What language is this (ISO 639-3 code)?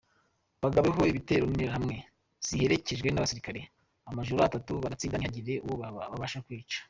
kin